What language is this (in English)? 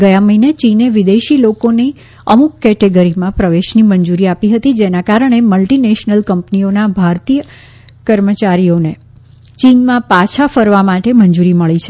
Gujarati